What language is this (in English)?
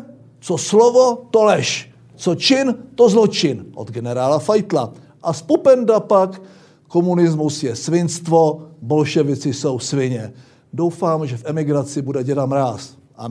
Czech